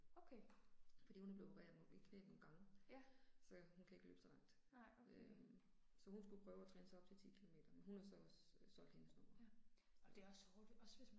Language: Danish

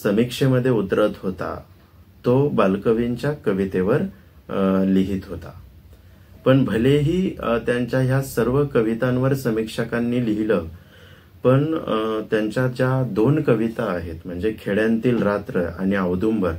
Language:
Marathi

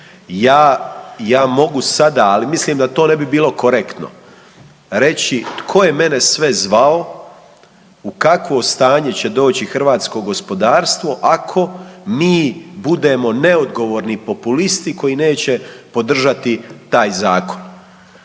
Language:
Croatian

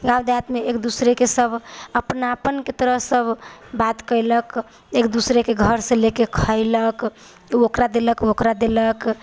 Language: Maithili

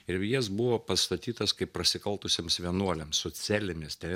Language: Lithuanian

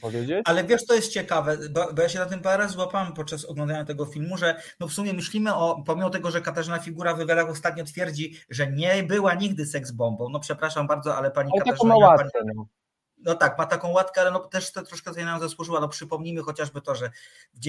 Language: Polish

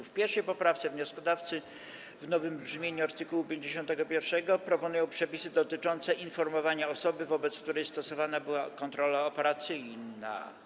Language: Polish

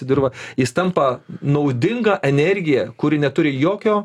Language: Lithuanian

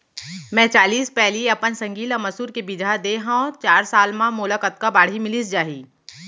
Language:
Chhattisgarhi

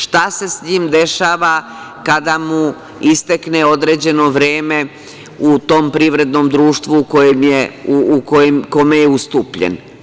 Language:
Serbian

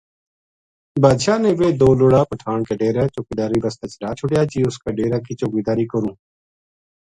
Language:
Gujari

